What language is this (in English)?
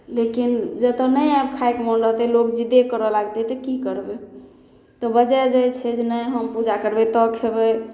Maithili